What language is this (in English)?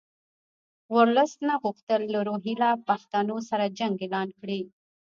Pashto